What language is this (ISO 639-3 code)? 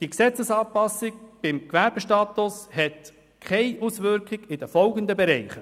gsw